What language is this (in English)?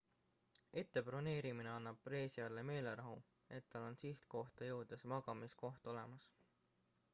Estonian